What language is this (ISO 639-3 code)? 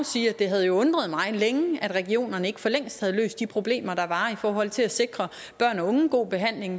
dan